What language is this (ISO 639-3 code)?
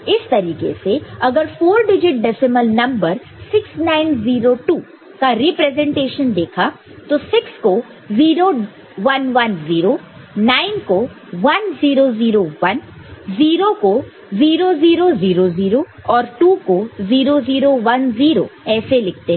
hin